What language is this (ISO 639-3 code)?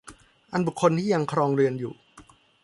tha